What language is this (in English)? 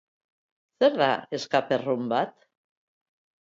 Basque